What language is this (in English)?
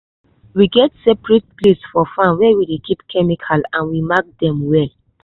Nigerian Pidgin